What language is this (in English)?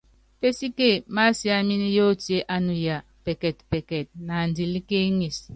Yangben